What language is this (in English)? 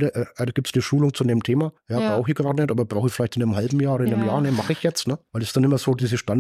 German